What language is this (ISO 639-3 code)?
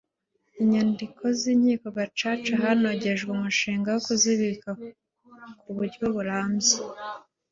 kin